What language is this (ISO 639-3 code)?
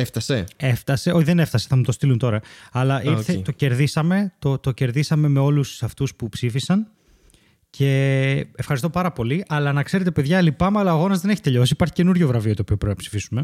ell